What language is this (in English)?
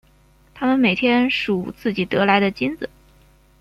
Chinese